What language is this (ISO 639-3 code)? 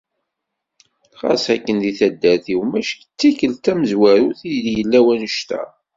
kab